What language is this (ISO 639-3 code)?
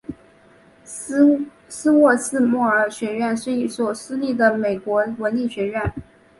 zho